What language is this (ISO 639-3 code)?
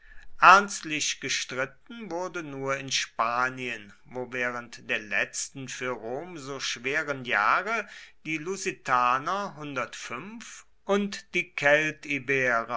deu